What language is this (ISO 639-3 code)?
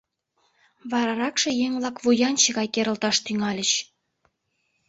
chm